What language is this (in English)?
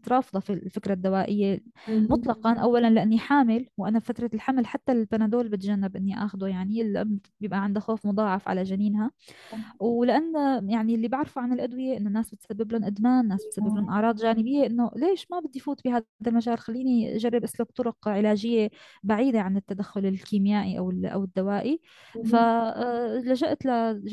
Arabic